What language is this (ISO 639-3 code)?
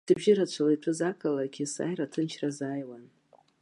abk